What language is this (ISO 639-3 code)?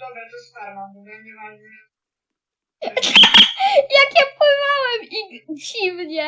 pol